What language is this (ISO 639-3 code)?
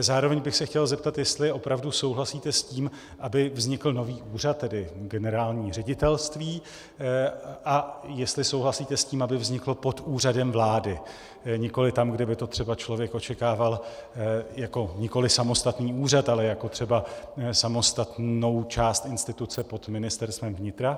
ces